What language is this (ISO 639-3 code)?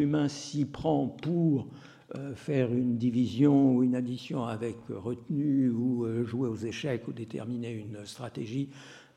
fra